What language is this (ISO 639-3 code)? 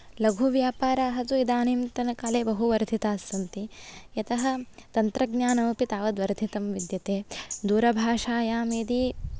san